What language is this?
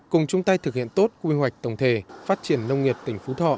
Vietnamese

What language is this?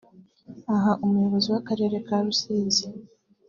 Kinyarwanda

